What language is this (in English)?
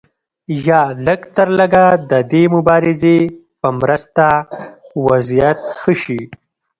Pashto